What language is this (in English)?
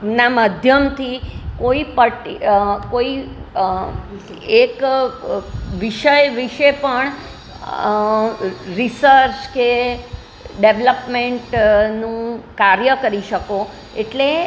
Gujarati